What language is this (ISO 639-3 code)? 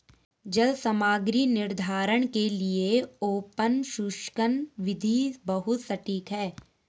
hin